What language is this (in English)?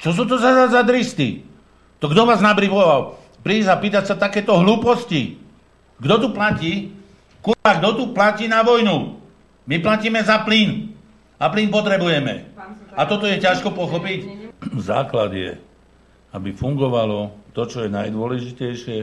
Slovak